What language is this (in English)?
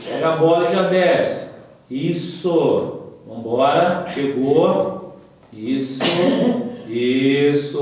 Portuguese